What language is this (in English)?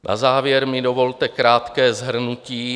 Czech